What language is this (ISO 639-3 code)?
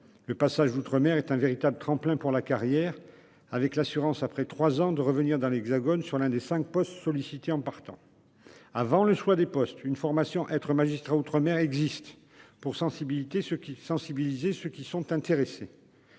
fra